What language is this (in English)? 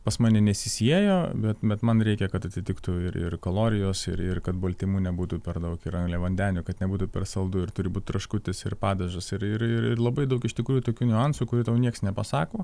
Lithuanian